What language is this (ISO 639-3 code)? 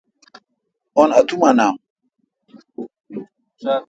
xka